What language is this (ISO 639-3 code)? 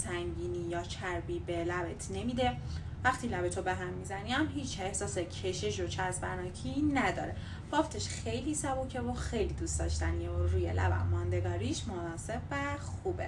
fas